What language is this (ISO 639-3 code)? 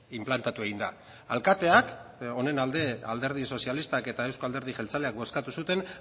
eus